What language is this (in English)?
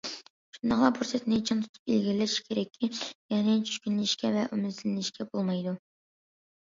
Uyghur